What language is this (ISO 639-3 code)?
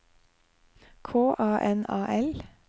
nor